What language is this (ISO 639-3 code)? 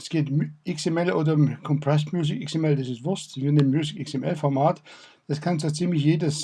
deu